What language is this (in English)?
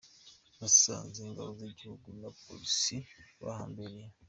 Kinyarwanda